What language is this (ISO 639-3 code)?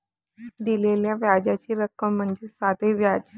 mar